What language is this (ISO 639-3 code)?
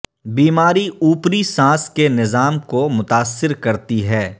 urd